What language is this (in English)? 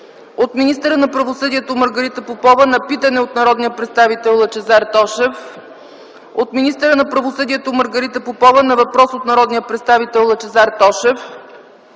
Bulgarian